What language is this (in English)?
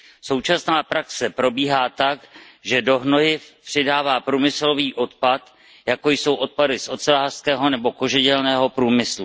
Czech